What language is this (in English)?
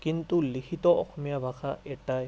Assamese